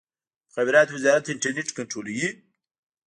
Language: Pashto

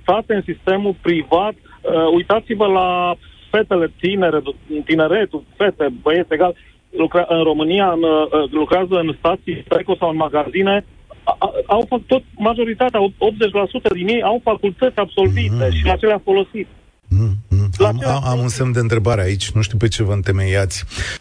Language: Romanian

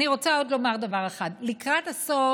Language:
Hebrew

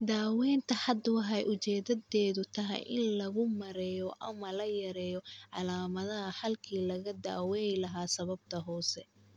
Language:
Somali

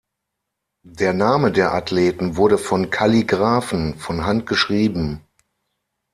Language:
German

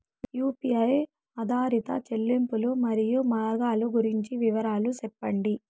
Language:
Telugu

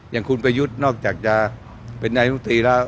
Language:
Thai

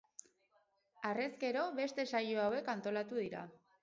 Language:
Basque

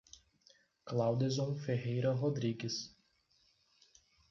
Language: Portuguese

